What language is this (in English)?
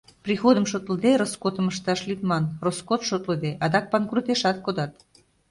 Mari